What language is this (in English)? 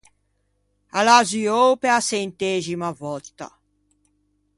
Ligurian